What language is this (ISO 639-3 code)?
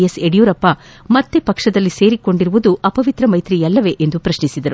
kan